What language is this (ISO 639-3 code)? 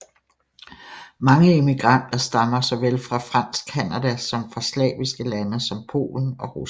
dan